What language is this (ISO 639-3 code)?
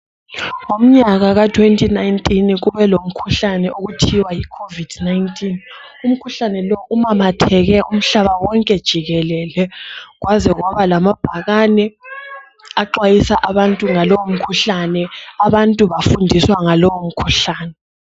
nde